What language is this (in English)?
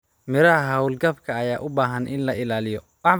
Somali